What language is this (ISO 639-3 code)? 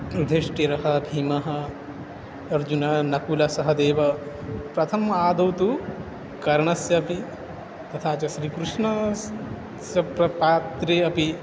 san